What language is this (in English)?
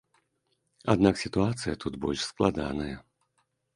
Belarusian